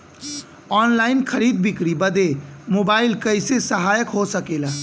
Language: Bhojpuri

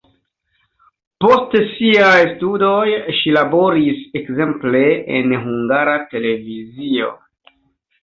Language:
Esperanto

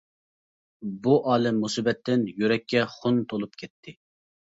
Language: Uyghur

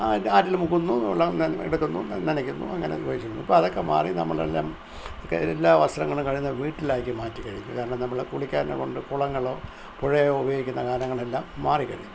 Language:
Malayalam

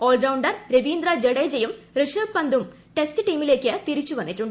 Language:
Malayalam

